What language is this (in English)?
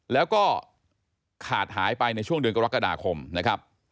Thai